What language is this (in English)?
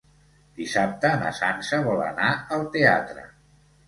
Catalan